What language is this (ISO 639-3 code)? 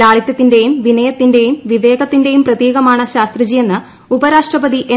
mal